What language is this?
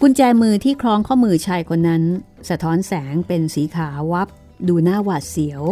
Thai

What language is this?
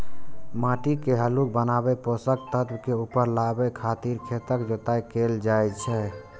Maithili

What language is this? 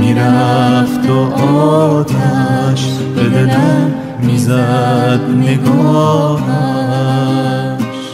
Persian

